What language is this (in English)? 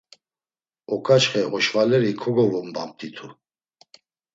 Laz